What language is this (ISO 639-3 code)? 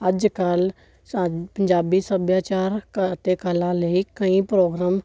pan